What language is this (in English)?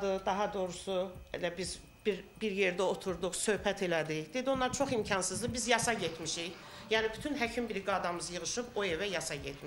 Turkish